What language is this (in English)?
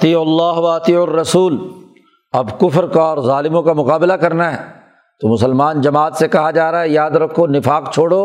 Urdu